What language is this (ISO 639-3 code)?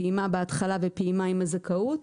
heb